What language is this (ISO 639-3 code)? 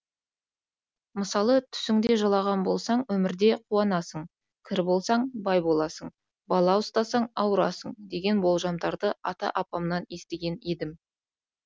kaz